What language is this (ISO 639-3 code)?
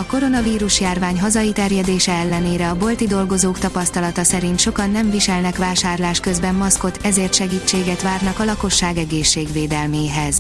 hun